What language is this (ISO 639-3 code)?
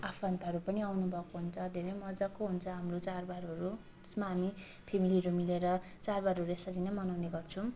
nep